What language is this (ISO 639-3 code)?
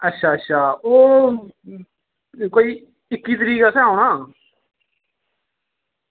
doi